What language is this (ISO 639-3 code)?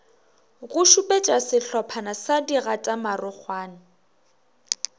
nso